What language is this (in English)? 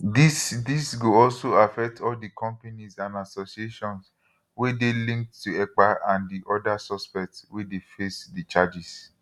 Nigerian Pidgin